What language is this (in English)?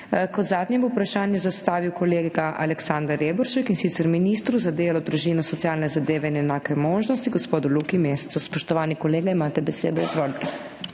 Slovenian